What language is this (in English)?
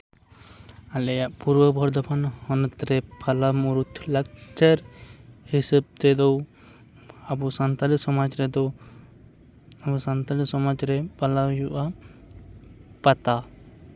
Santali